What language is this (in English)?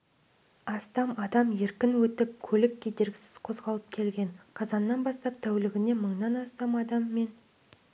Kazakh